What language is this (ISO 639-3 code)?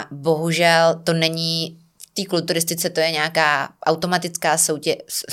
ces